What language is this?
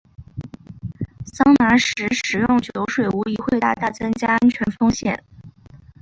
Chinese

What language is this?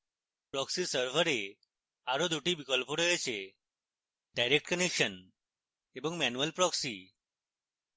Bangla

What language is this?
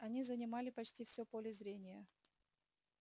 Russian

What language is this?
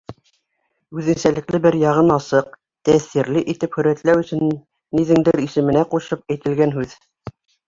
Bashkir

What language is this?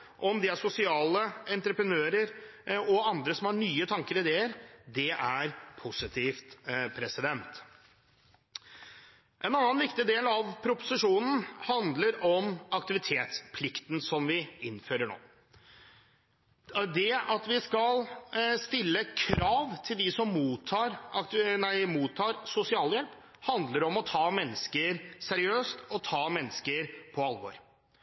Norwegian Bokmål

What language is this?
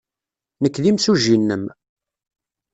Kabyle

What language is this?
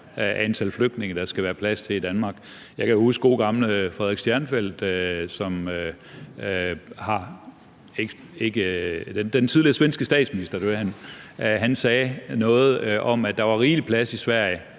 Danish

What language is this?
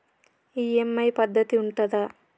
Telugu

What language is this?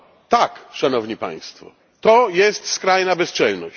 Polish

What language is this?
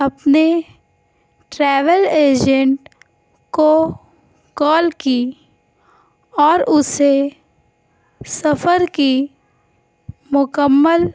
Urdu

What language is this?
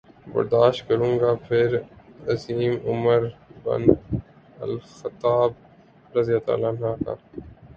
Urdu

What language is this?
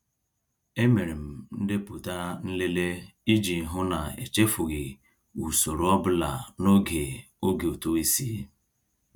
Igbo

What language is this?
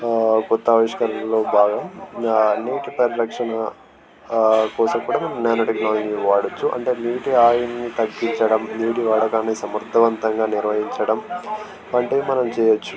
Telugu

